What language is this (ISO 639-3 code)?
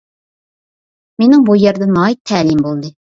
uig